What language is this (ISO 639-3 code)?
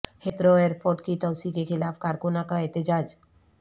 urd